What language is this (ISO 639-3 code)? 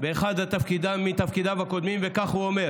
heb